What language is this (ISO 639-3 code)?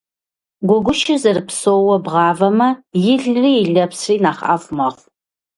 kbd